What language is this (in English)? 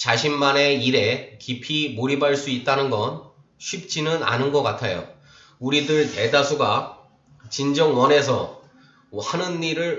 Korean